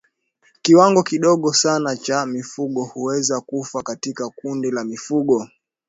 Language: Swahili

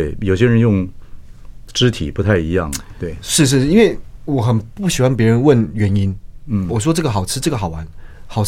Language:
Chinese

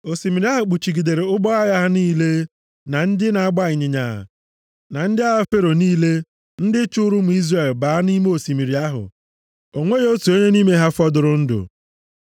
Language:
Igbo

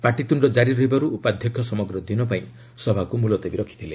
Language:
Odia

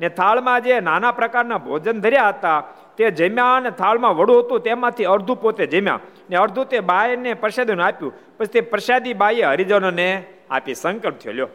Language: Gujarati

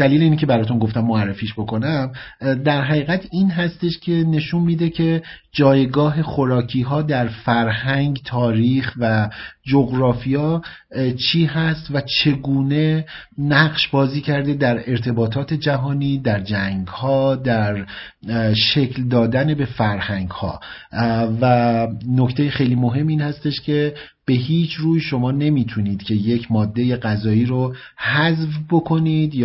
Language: Persian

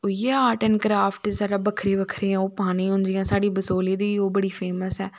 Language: Dogri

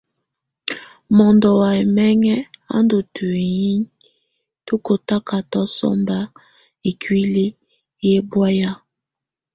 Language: Tunen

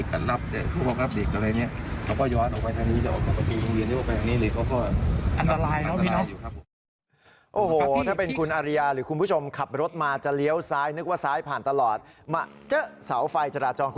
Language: Thai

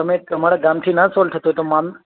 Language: Gujarati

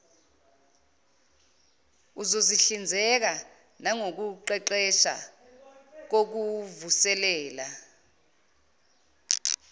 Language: Zulu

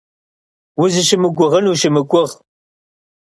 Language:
Kabardian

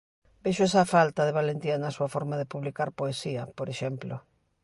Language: Galician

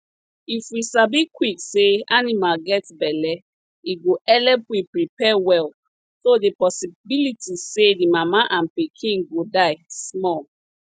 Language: Nigerian Pidgin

